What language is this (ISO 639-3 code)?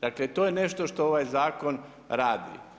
hrv